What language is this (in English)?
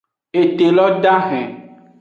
Aja (Benin)